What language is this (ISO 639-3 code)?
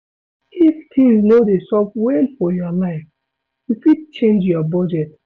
pcm